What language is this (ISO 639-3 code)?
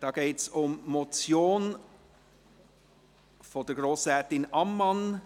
gsw